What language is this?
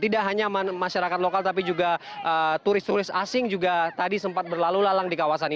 Indonesian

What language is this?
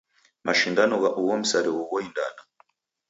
Taita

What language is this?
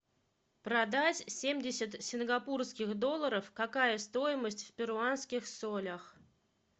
Russian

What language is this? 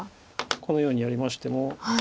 Japanese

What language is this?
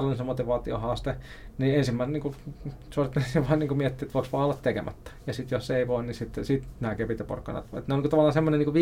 Finnish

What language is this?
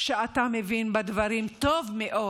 Hebrew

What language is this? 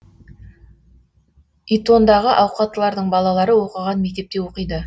Kazakh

